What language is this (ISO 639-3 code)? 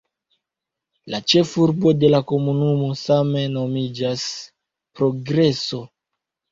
epo